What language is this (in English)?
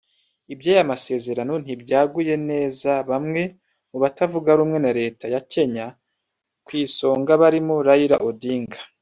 Kinyarwanda